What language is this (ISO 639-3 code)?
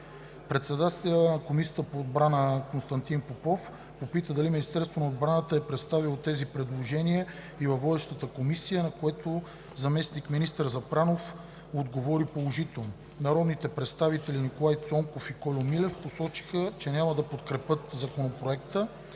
bul